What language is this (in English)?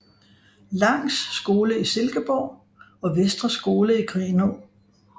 Danish